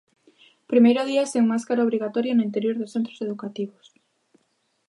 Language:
Galician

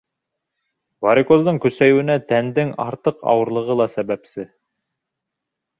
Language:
Bashkir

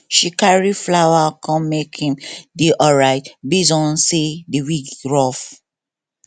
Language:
Nigerian Pidgin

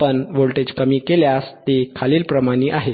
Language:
Marathi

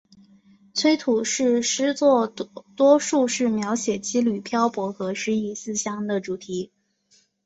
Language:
Chinese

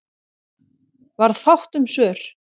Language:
Icelandic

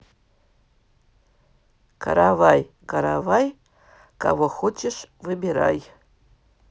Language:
Russian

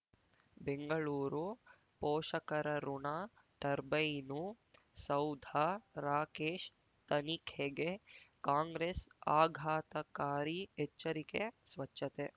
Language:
Kannada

